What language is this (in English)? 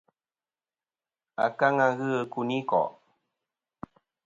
Kom